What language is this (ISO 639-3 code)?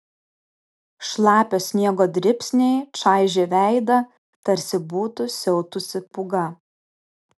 lit